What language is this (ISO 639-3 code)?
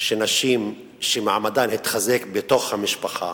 heb